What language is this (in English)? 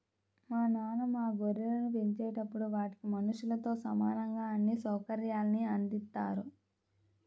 Telugu